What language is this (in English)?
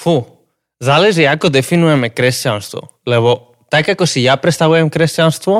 Slovak